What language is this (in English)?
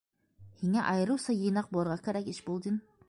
Bashkir